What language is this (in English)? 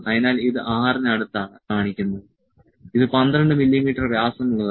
Malayalam